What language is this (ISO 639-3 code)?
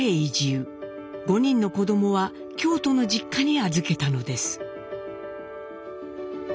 jpn